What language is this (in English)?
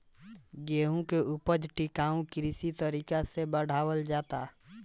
Bhojpuri